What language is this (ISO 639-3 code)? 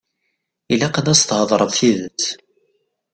kab